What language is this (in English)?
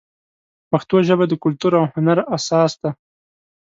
Pashto